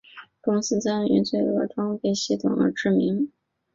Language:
Chinese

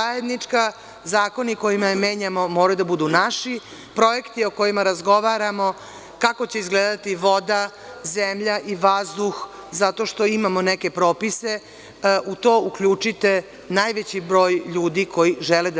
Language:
Serbian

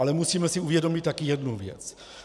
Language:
Czech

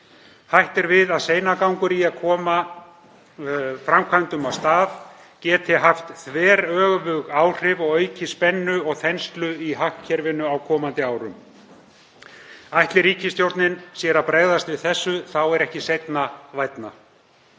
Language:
Icelandic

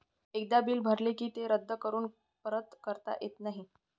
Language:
Marathi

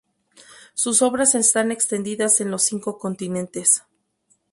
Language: Spanish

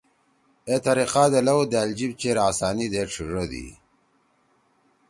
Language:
Torwali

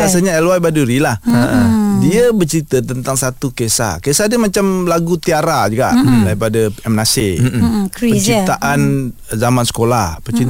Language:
Malay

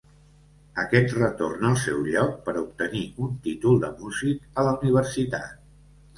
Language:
Catalan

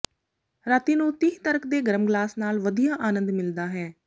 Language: Punjabi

